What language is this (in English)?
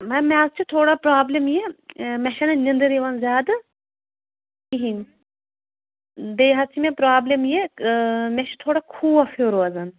Kashmiri